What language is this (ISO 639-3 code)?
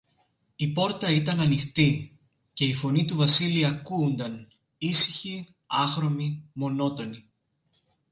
ell